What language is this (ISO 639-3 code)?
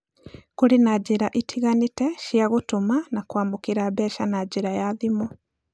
kik